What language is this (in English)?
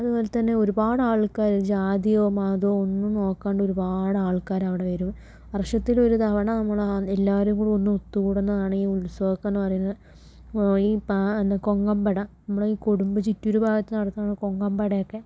Malayalam